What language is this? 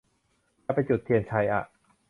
Thai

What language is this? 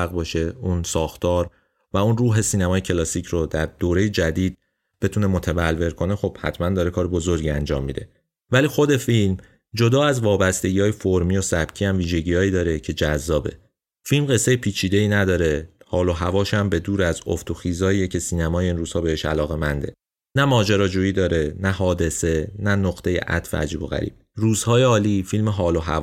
Persian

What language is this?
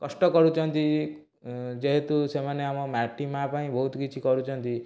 Odia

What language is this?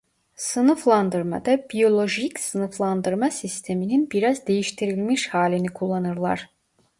Turkish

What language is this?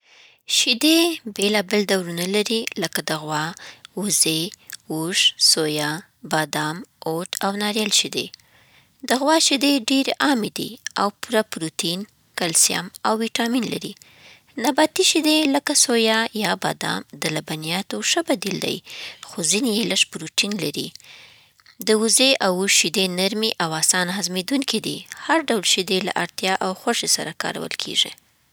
Southern Pashto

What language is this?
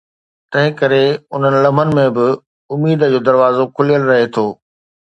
Sindhi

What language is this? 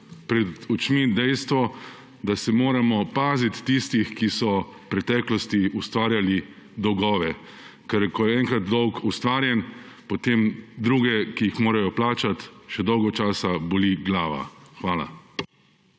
Slovenian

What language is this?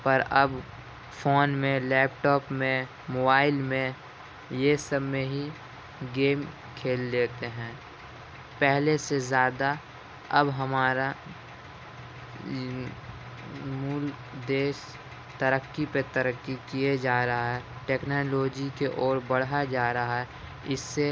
Urdu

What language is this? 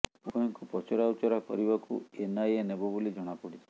Odia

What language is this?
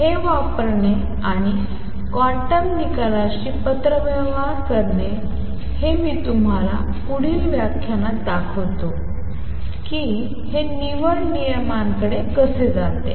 Marathi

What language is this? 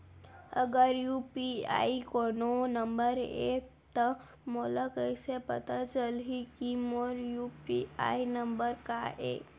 Chhattisgarhi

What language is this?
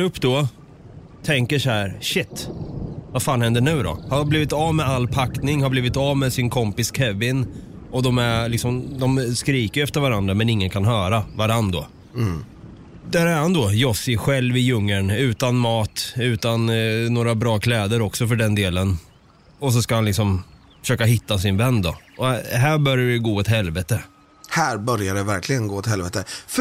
Swedish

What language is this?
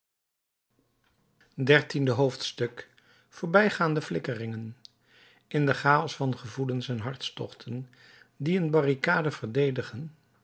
Dutch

